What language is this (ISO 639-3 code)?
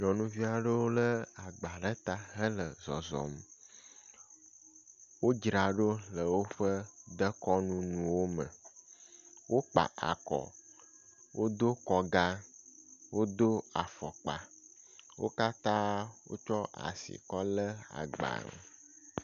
ewe